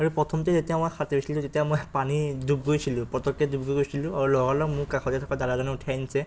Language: Assamese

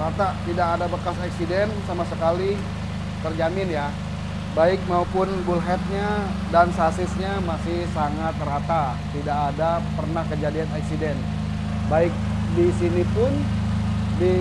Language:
Indonesian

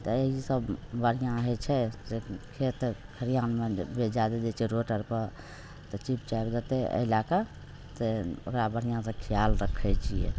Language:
Maithili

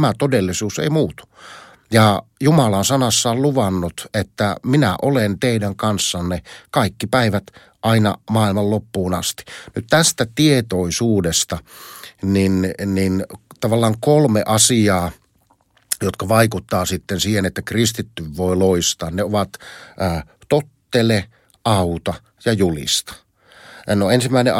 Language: Finnish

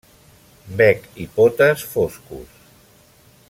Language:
Catalan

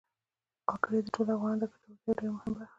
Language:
Pashto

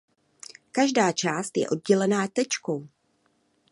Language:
Czech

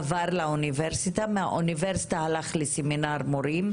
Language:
Hebrew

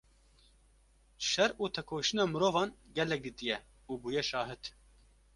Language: Kurdish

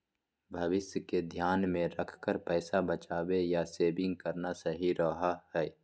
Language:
Magahi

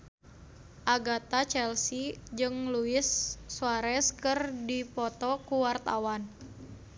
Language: Sundanese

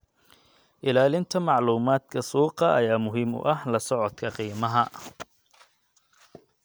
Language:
Somali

